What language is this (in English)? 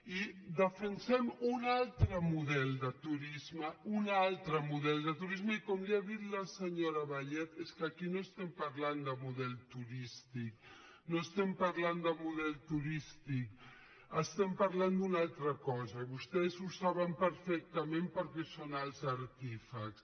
Catalan